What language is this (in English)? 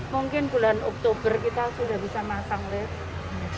Indonesian